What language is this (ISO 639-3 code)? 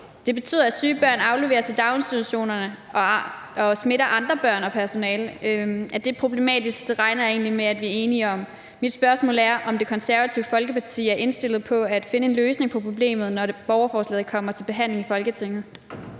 dan